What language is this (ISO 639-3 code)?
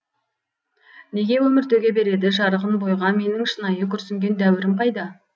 kaz